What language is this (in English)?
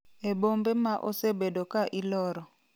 Luo (Kenya and Tanzania)